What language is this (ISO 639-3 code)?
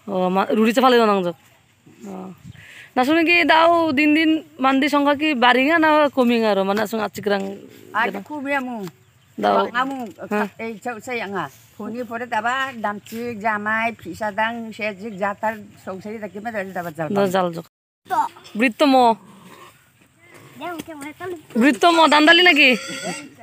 ind